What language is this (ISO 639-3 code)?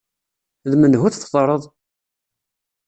kab